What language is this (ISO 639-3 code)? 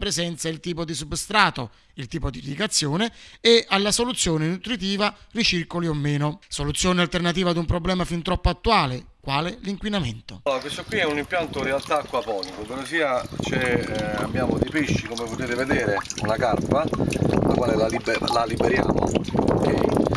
ita